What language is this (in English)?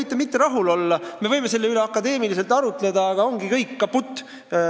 Estonian